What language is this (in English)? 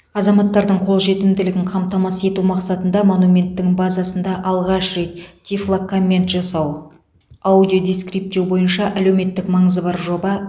Kazakh